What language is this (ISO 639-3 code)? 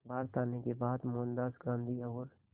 hin